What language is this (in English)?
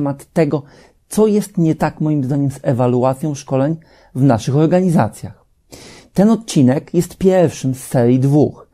Polish